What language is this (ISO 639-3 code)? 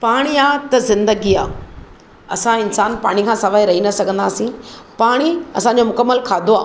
snd